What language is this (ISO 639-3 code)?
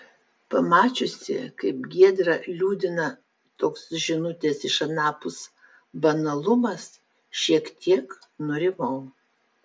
lit